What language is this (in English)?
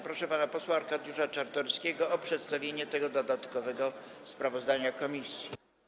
Polish